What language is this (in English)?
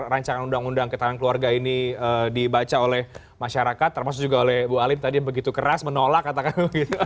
Indonesian